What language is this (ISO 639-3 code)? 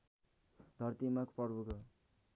nep